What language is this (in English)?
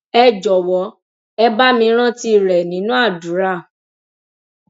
Yoruba